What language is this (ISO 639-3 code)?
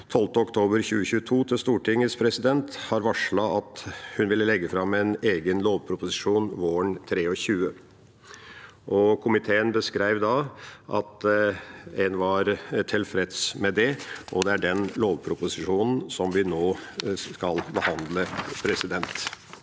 nor